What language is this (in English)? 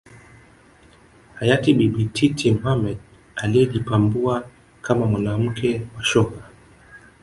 Swahili